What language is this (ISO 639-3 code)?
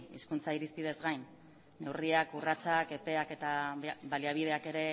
eus